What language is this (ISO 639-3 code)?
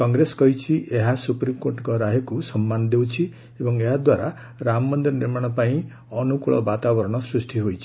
ori